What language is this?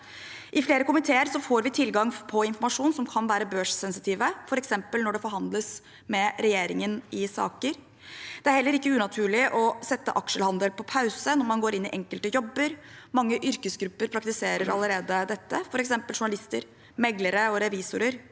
Norwegian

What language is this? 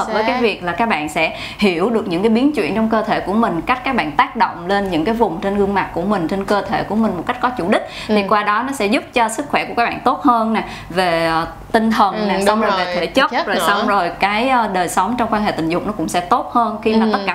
Vietnamese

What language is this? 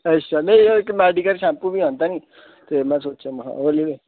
Dogri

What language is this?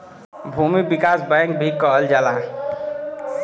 Bhojpuri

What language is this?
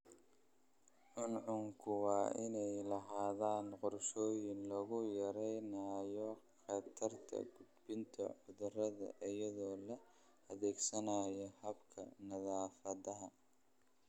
Somali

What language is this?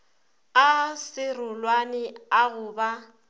Northern Sotho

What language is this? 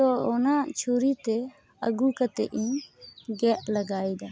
Santali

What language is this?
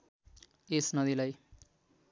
Nepali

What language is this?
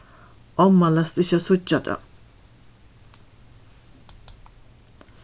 Faroese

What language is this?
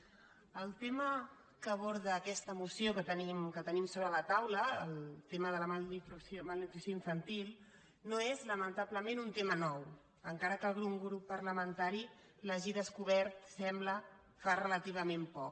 Catalan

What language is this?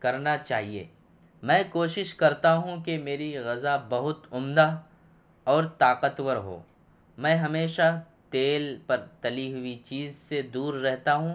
Urdu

